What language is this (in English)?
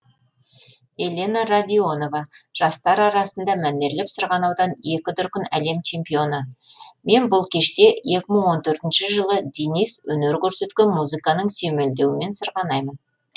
Kazakh